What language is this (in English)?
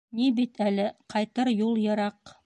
Bashkir